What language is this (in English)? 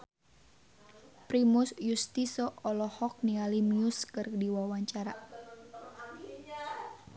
Sundanese